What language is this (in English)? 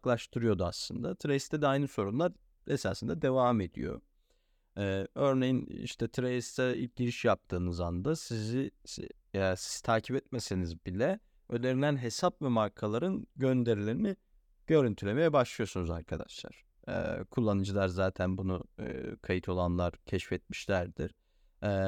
Turkish